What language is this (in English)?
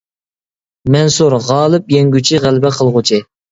Uyghur